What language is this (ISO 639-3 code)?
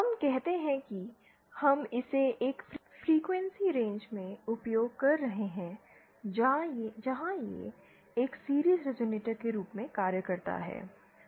hin